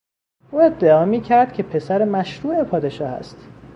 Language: Persian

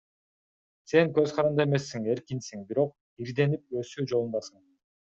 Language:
Kyrgyz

